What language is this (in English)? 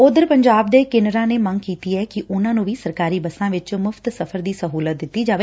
Punjabi